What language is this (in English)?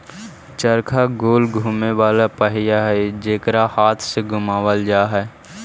Magahi